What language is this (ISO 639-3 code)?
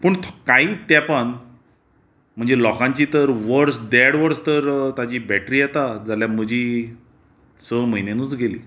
kok